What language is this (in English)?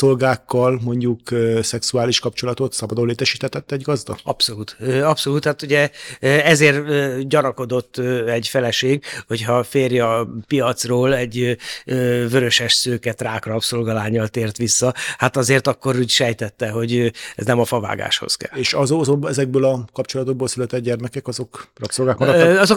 Hungarian